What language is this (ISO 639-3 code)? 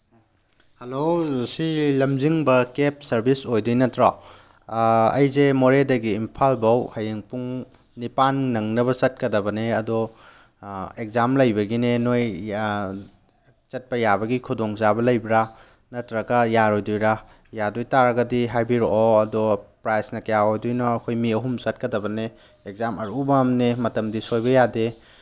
mni